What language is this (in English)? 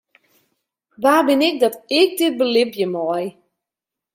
Western Frisian